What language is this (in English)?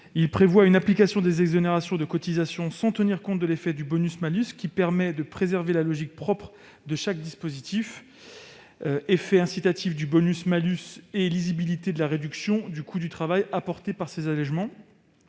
French